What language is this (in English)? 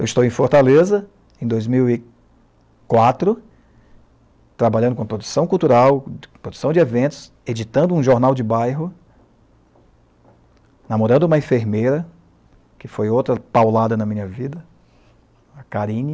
Portuguese